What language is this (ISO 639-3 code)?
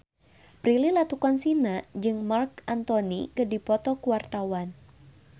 sun